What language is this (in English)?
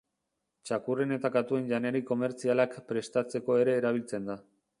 Basque